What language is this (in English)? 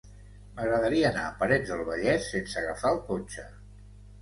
Catalan